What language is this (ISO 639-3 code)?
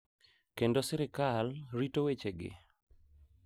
luo